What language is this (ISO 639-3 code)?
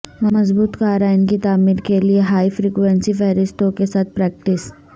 urd